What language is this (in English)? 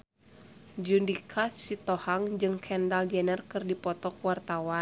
Sundanese